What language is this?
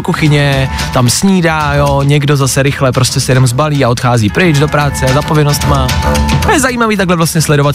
Czech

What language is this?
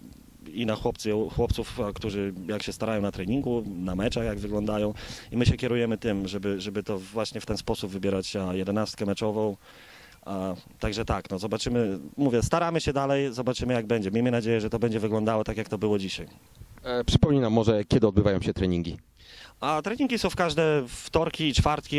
Polish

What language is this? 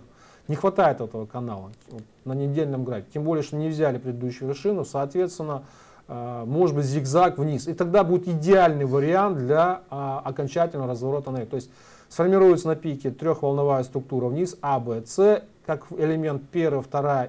Russian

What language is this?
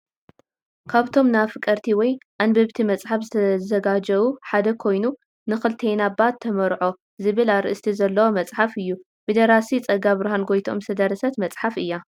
Tigrinya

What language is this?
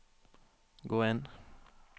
Norwegian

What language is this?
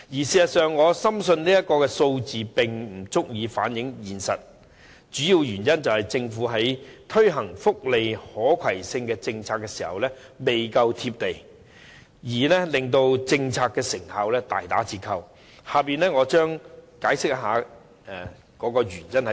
Cantonese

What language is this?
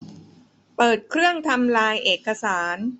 Thai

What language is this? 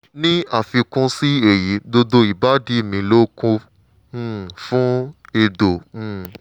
Yoruba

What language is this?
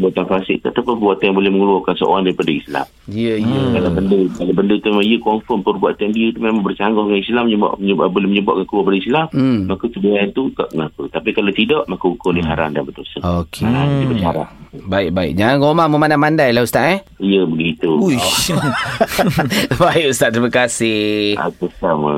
Malay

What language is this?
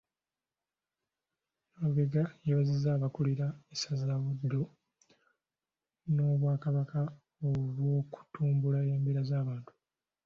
Ganda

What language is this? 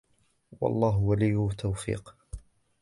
Arabic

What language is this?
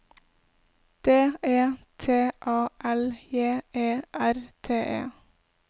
Norwegian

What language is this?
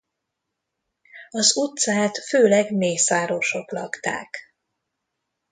Hungarian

